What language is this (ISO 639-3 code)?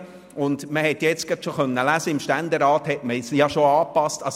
gsw